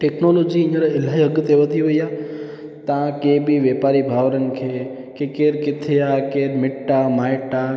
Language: Sindhi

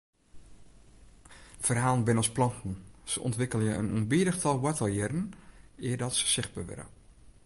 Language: Western Frisian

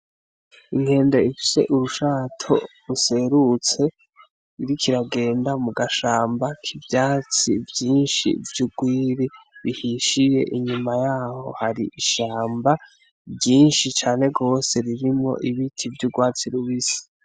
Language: Rundi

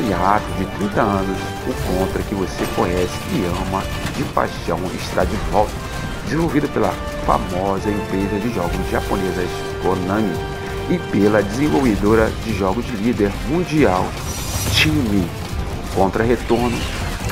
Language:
Portuguese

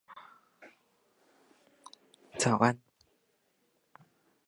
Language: Min Nan Chinese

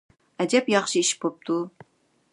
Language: Uyghur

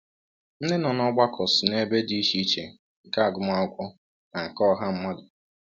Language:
Igbo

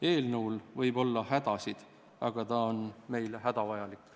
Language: Estonian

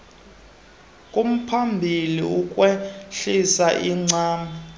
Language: Xhosa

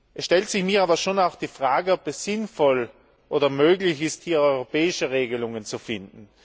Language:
German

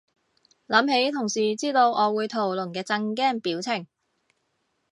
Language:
Cantonese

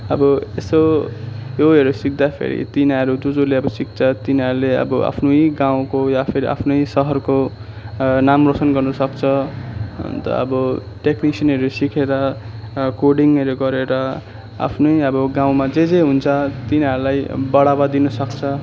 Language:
Nepali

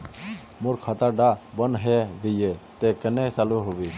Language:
Magahi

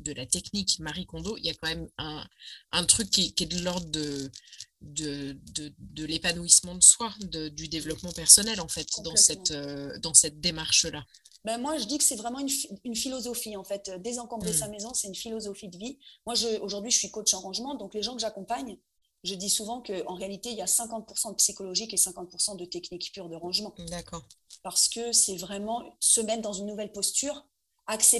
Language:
French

